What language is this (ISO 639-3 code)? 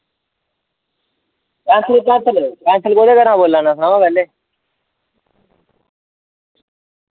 doi